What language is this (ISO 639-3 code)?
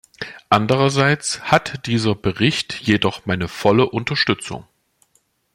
deu